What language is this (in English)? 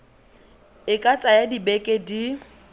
Tswana